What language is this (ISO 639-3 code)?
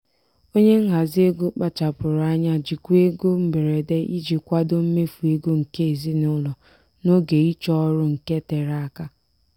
ibo